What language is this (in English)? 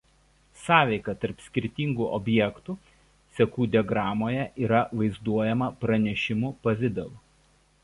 Lithuanian